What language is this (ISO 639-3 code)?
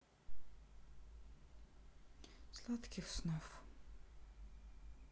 rus